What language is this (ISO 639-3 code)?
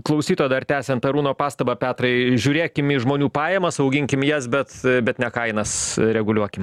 lit